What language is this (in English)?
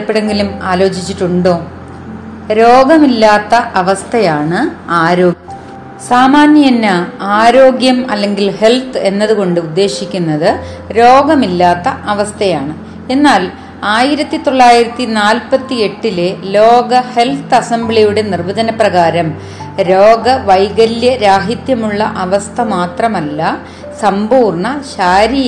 Malayalam